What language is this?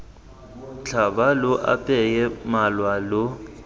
Tswana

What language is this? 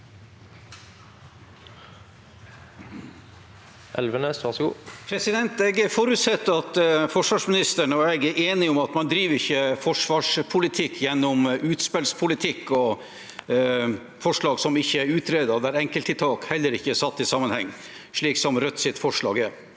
Norwegian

